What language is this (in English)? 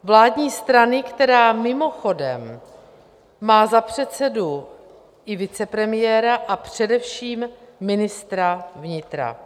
Czech